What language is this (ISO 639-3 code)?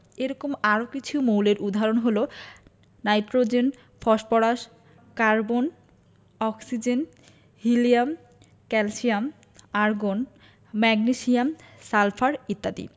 ben